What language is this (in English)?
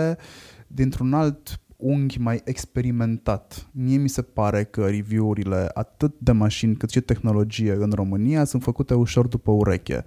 Romanian